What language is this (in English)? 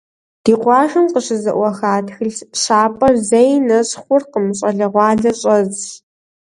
Kabardian